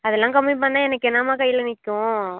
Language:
Tamil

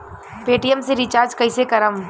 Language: Bhojpuri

